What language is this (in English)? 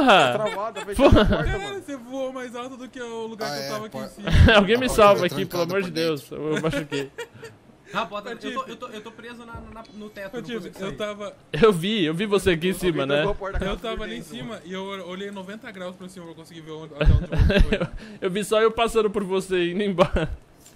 Portuguese